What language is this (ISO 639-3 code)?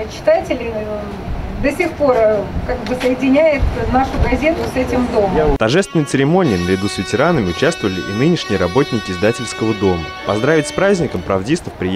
rus